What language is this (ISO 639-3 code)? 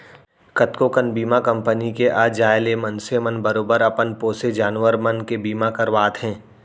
hne